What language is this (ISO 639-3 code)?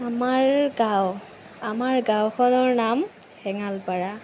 asm